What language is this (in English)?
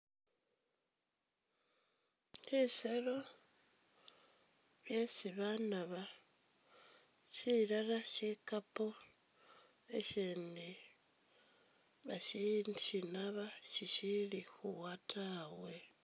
Masaaba